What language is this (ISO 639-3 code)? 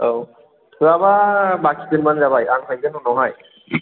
brx